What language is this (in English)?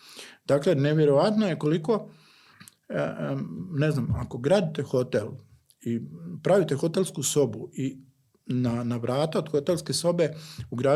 Croatian